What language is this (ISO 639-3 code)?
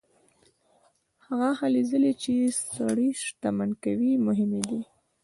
pus